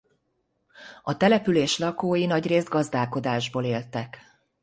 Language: Hungarian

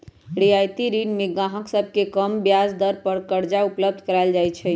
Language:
Magahi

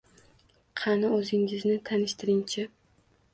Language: Uzbek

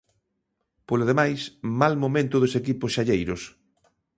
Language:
Galician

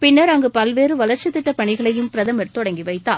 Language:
Tamil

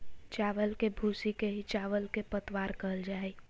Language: Magahi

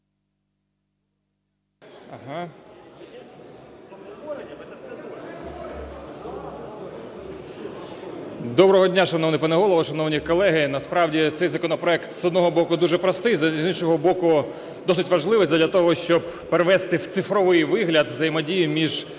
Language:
Ukrainian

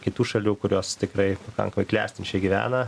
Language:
Lithuanian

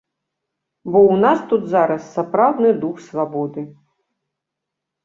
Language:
Belarusian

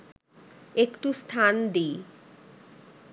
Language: Bangla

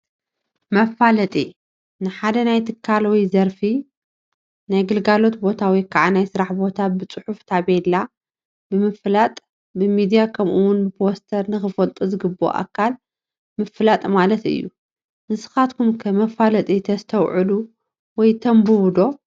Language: Tigrinya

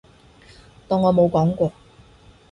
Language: Cantonese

